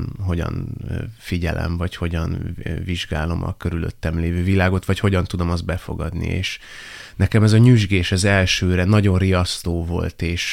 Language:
Hungarian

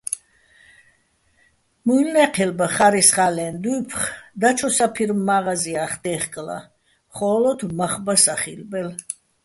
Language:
Bats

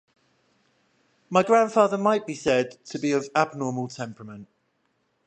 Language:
English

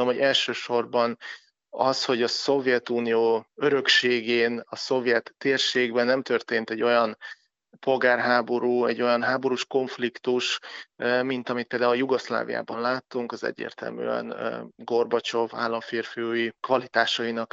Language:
Hungarian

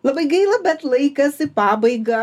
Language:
Lithuanian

